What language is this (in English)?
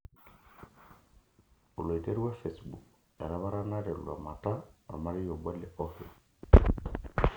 Masai